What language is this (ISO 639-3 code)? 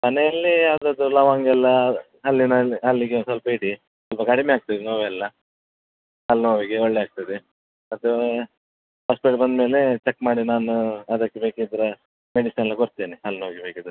kan